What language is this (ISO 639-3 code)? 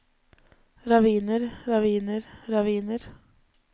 nor